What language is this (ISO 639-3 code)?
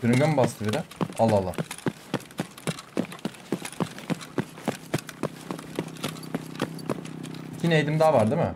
tur